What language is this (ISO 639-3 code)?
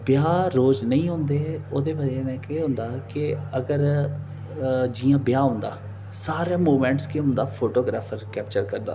doi